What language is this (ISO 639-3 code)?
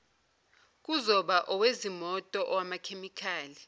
zul